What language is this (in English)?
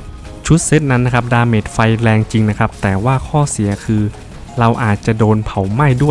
Thai